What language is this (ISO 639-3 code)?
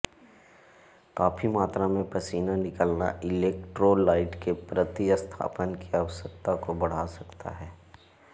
hin